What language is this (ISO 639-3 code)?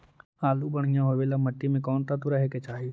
mag